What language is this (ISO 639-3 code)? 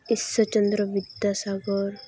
sat